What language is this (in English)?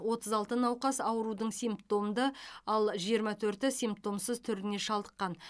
Kazakh